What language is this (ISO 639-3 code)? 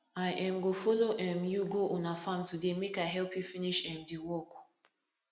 pcm